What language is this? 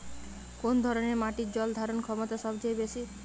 Bangla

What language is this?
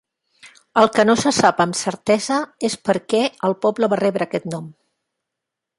Catalan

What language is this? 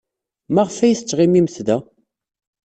Kabyle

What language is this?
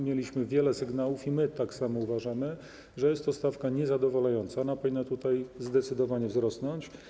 Polish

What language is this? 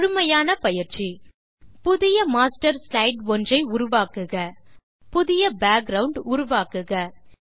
Tamil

